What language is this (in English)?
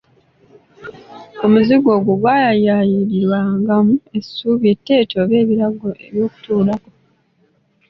Ganda